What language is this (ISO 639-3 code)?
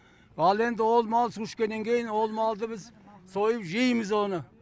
kaz